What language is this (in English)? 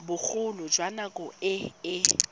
Tswana